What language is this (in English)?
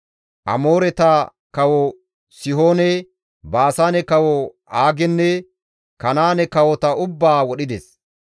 Gamo